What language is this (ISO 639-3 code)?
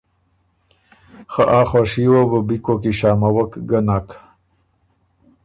oru